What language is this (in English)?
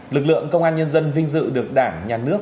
Vietnamese